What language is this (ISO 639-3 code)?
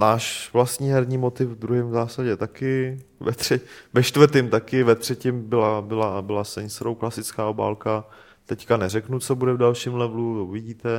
ces